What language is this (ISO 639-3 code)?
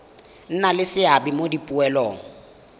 tsn